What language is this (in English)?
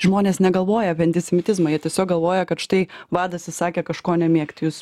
Lithuanian